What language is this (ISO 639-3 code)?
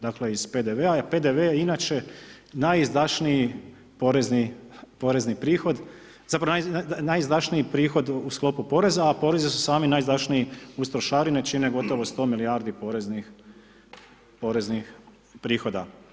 hrv